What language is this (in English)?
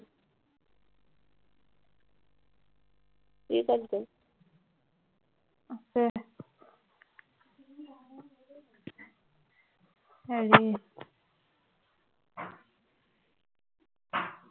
Assamese